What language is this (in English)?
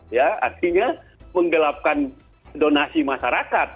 Indonesian